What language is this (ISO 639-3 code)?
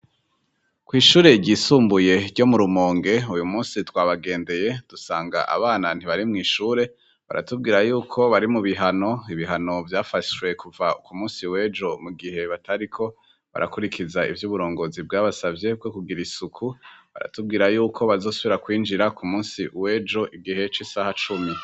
run